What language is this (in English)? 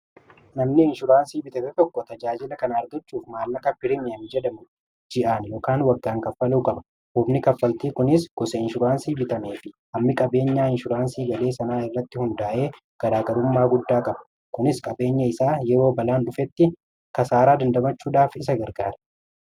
Oromo